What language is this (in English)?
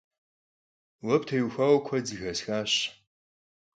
Kabardian